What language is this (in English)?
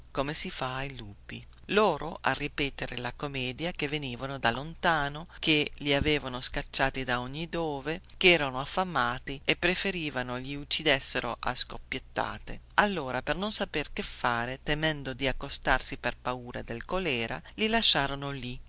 Italian